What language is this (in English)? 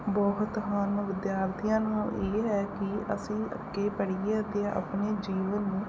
Punjabi